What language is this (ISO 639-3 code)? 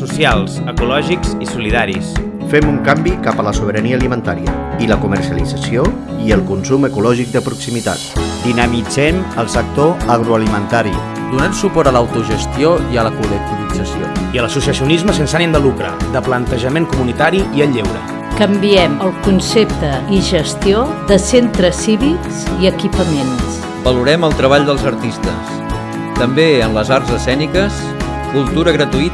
spa